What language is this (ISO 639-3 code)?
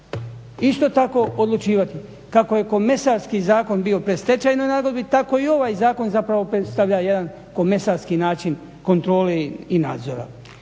hrv